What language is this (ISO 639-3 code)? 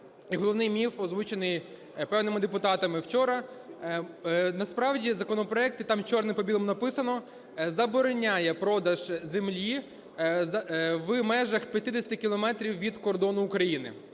ukr